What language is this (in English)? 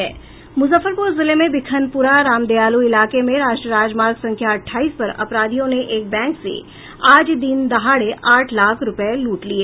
Hindi